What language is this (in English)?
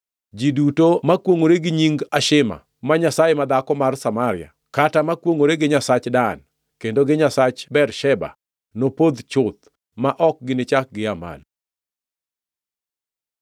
Luo (Kenya and Tanzania)